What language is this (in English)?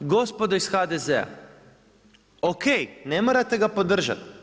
Croatian